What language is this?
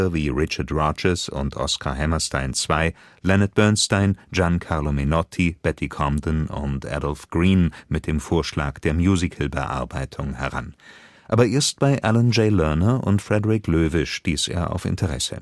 German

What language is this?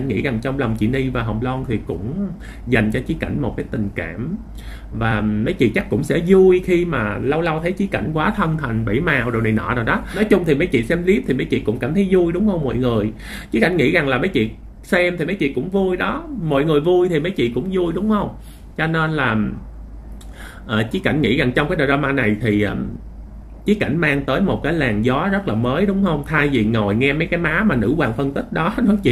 Vietnamese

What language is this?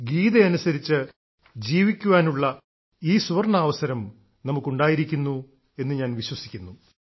Malayalam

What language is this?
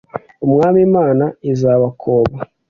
Kinyarwanda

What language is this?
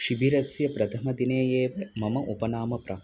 Sanskrit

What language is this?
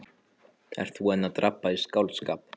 Icelandic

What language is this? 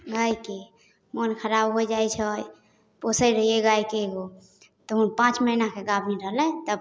Maithili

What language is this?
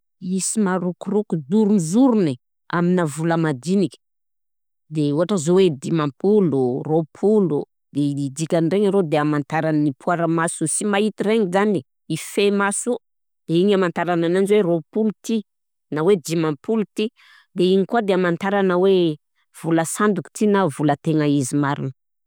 Southern Betsimisaraka Malagasy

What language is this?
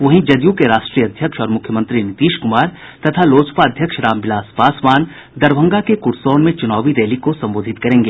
Hindi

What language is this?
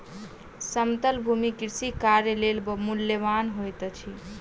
Maithili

